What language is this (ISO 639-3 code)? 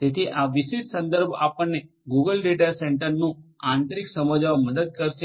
guj